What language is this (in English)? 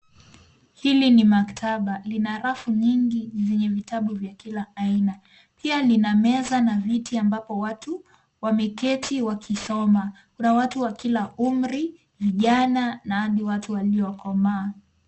Swahili